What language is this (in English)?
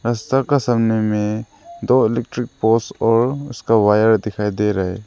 Hindi